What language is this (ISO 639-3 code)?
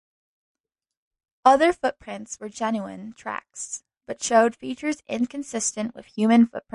eng